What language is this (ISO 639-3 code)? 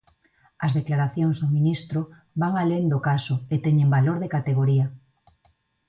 glg